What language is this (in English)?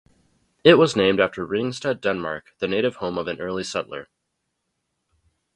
English